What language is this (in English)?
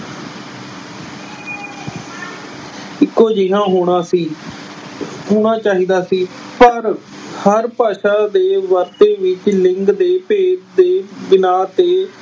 Punjabi